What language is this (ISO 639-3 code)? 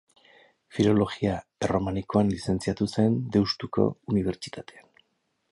eus